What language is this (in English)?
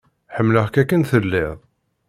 Kabyle